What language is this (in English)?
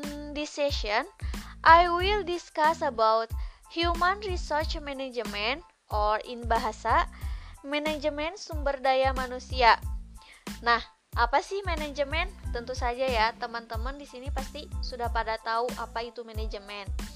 Indonesian